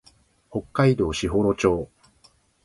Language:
Japanese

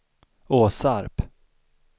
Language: Swedish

